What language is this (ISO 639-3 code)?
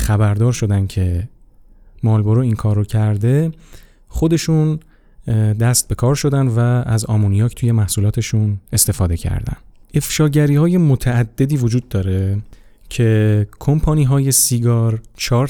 fas